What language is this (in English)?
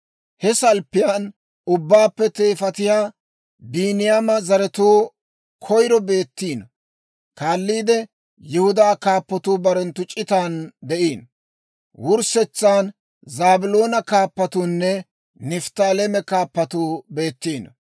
Dawro